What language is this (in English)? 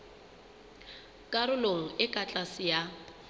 Southern Sotho